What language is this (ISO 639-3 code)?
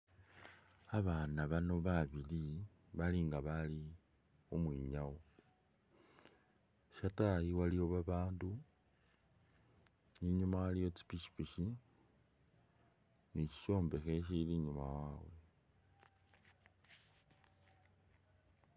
myx